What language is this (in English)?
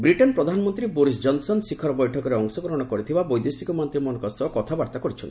Odia